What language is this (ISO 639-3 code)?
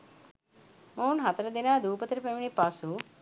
sin